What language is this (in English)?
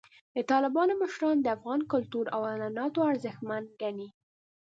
Pashto